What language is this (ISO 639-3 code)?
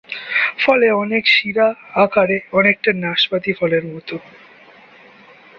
ben